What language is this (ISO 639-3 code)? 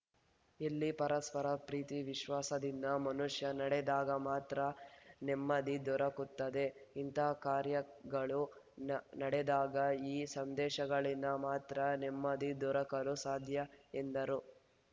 kan